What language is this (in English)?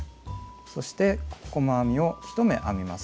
Japanese